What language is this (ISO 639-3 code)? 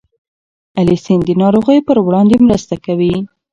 pus